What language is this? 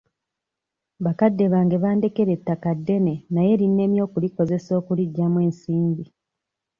Ganda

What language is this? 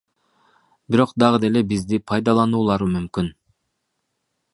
Kyrgyz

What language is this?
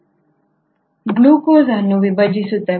Kannada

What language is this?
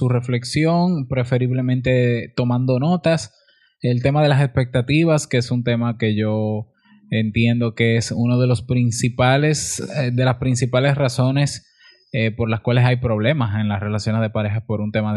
Spanish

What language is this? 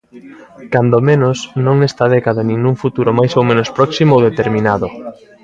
Galician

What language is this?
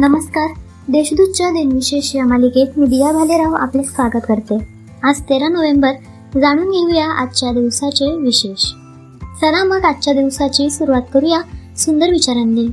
Marathi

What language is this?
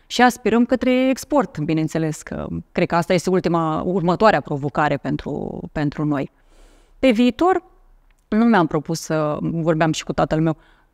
Romanian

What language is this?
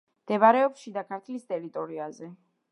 Georgian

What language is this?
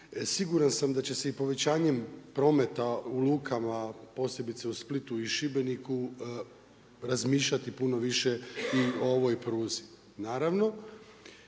Croatian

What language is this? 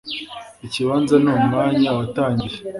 Kinyarwanda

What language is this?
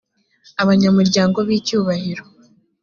Kinyarwanda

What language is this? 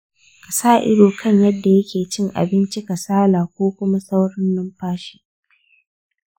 Hausa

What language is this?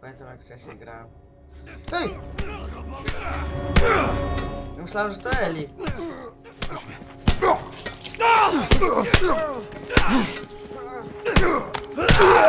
Polish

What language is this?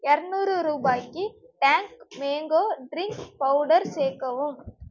Tamil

